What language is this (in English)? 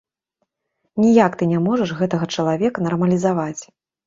Belarusian